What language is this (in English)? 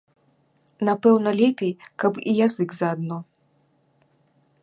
Belarusian